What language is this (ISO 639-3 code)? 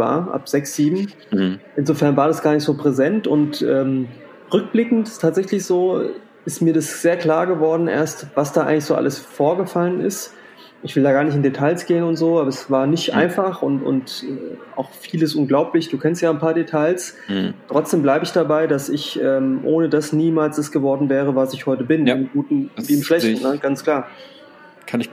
deu